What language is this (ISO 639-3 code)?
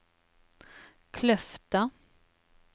nor